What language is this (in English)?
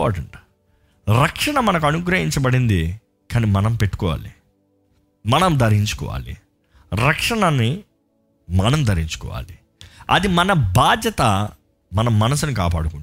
Telugu